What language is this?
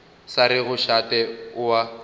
Northern Sotho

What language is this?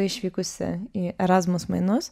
Lithuanian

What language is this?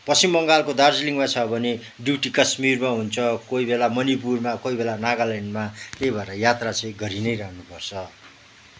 Nepali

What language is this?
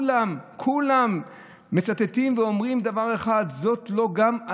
Hebrew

